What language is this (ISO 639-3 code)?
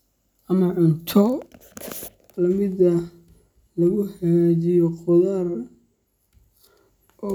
som